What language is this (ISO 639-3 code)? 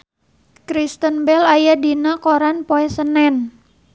sun